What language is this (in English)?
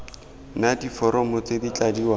Tswana